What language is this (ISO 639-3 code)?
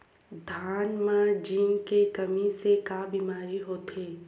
hne